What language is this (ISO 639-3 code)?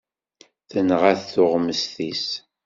kab